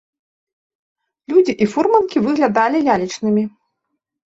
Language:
Belarusian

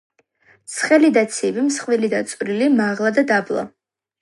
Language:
Georgian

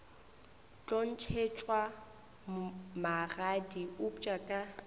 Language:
Northern Sotho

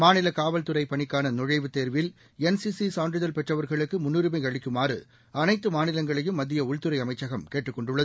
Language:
Tamil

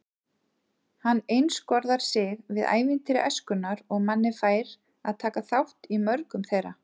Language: Icelandic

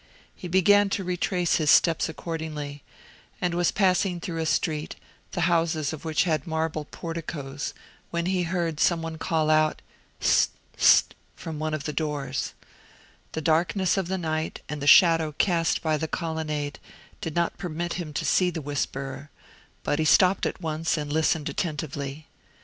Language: English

